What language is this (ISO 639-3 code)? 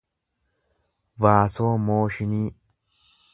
orm